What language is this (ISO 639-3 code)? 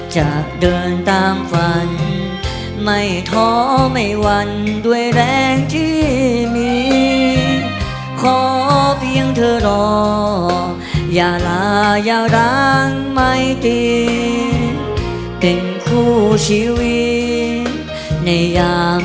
tha